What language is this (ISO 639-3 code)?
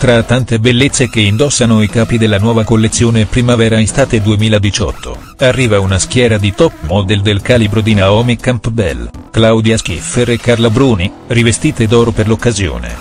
ita